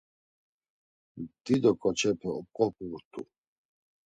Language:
Laz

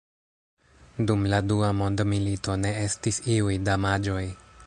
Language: Esperanto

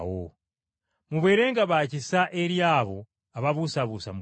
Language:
Ganda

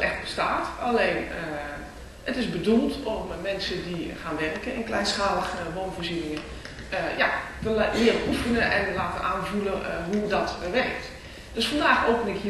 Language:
Dutch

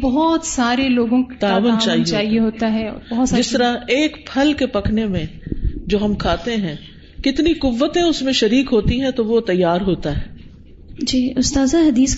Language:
Urdu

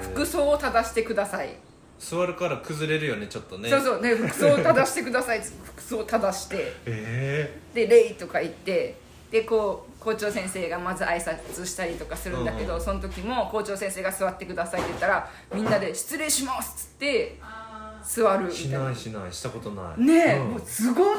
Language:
Japanese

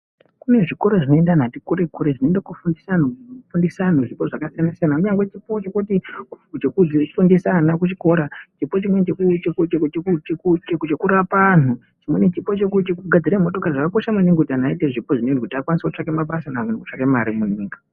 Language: Ndau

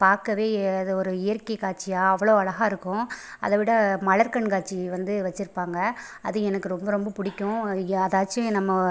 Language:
Tamil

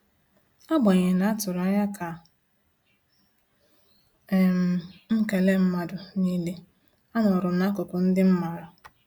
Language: Igbo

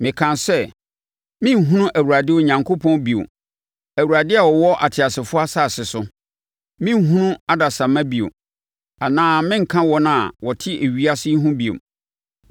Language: Akan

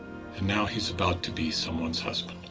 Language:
English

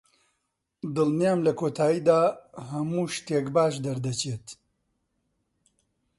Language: Central Kurdish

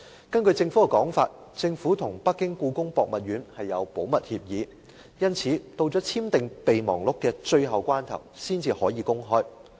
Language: Cantonese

